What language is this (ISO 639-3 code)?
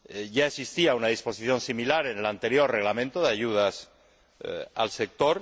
spa